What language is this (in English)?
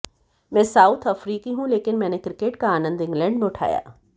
Hindi